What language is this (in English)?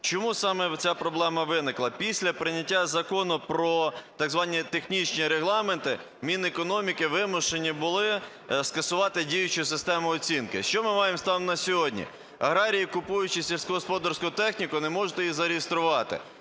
Ukrainian